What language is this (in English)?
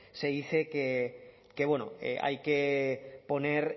Spanish